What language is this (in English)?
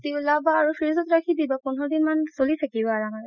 Assamese